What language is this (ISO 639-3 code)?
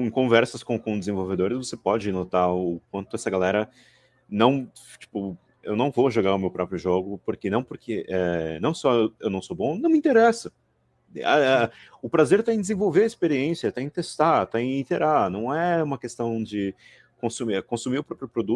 por